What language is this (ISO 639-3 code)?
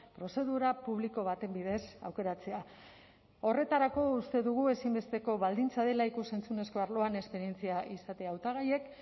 eus